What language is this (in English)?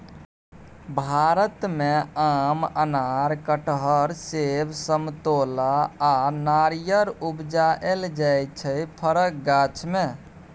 Maithili